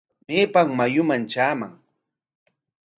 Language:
Corongo Ancash Quechua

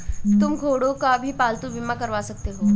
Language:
Hindi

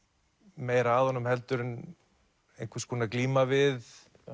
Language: Icelandic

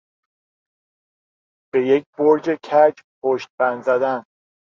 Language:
Persian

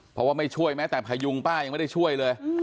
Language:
Thai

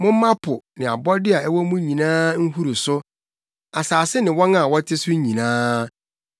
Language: Akan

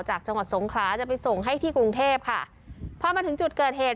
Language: Thai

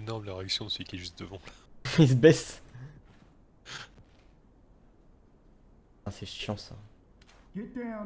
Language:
French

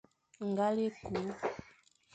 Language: Fang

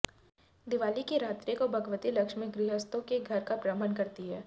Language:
Hindi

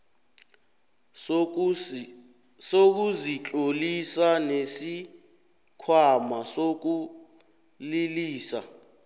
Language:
South Ndebele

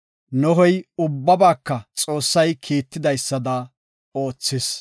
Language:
Gofa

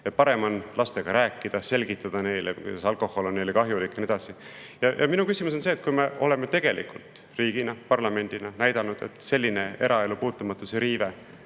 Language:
Estonian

